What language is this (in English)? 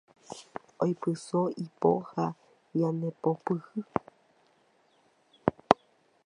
Guarani